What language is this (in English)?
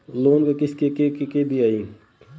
Bhojpuri